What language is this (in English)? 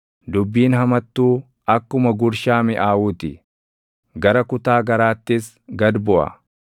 Oromo